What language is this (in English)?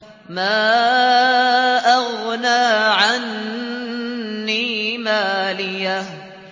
Arabic